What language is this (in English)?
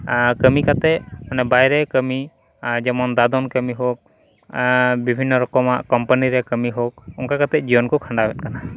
Santali